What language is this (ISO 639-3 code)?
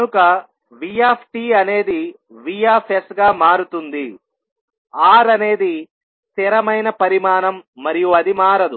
tel